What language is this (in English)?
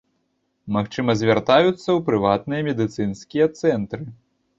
Belarusian